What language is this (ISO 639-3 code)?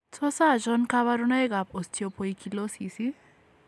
kln